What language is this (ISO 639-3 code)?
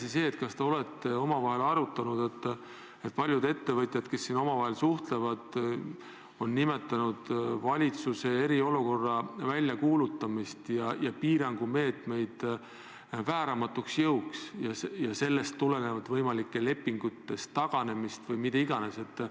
est